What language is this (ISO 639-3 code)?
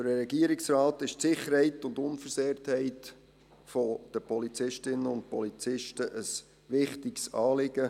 gsw